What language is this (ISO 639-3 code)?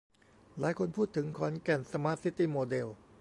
tha